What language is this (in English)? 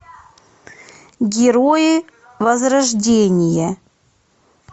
Russian